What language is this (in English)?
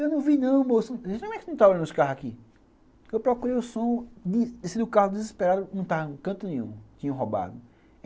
Portuguese